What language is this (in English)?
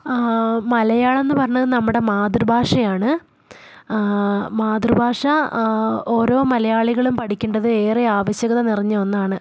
Malayalam